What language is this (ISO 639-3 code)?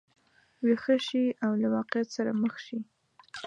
pus